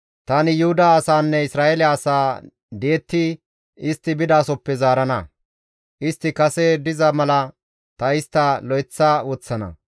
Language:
Gamo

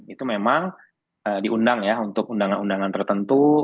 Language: Indonesian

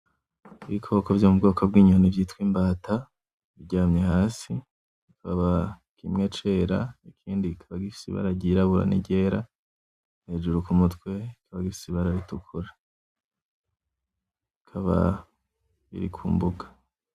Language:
Rundi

